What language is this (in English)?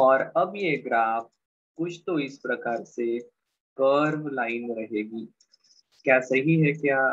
Hindi